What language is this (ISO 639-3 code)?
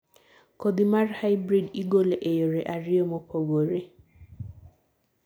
luo